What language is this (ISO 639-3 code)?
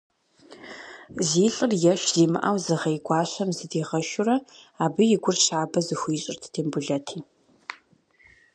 kbd